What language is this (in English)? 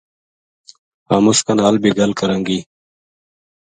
Gujari